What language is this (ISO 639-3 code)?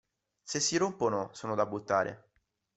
ita